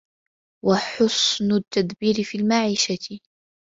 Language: Arabic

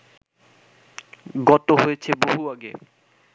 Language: Bangla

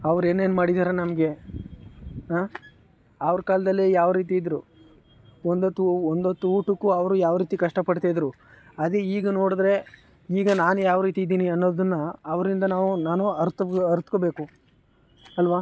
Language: Kannada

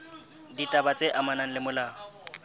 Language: Southern Sotho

